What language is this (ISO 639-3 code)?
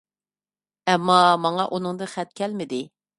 uig